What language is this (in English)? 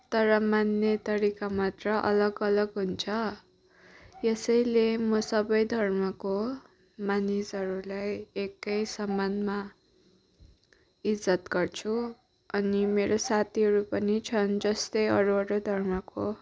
Nepali